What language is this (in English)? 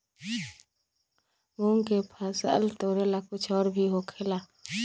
Magahi